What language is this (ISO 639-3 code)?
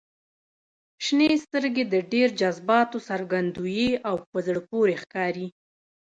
pus